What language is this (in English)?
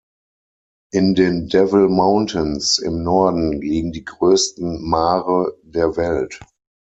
German